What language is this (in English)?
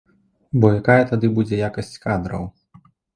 Belarusian